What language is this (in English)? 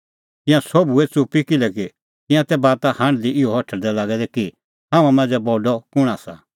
Kullu Pahari